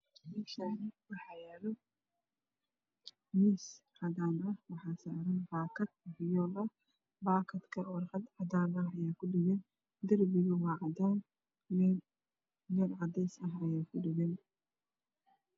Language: Somali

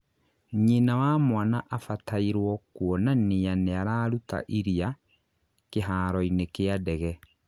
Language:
Kikuyu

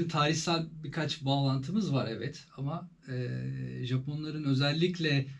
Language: Turkish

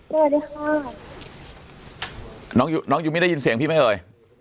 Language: Thai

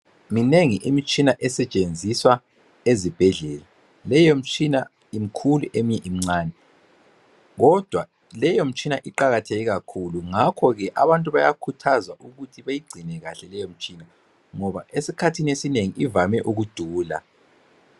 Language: North Ndebele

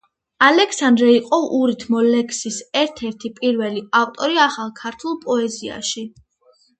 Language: Georgian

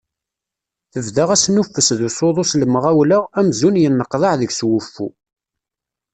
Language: Kabyle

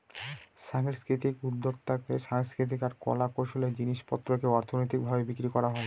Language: Bangla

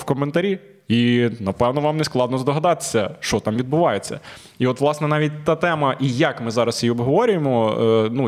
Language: Ukrainian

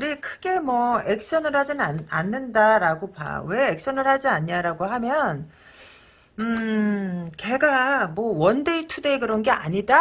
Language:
Korean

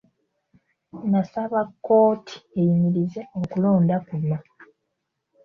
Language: Ganda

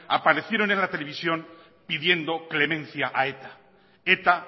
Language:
Spanish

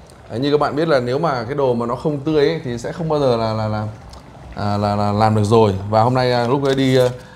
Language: Vietnamese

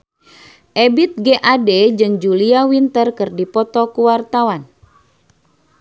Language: Sundanese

